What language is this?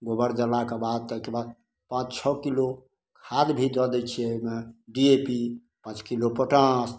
Maithili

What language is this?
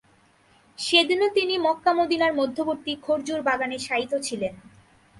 Bangla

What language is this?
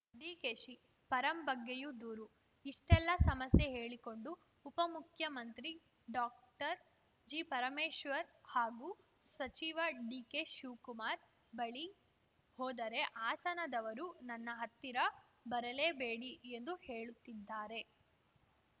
Kannada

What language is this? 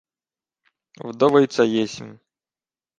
Ukrainian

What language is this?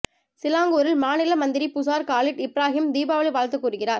Tamil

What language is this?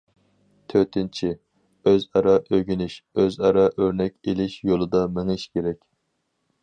Uyghur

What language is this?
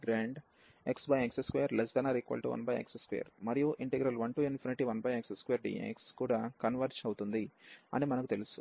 Telugu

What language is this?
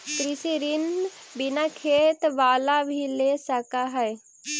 Magahi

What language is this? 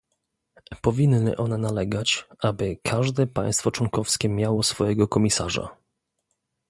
Polish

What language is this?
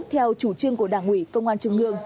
Vietnamese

